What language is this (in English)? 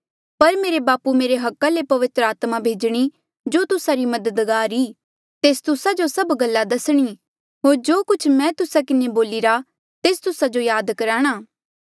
Mandeali